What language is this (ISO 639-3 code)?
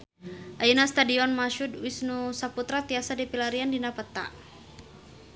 sun